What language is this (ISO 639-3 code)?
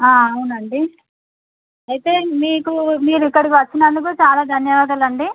tel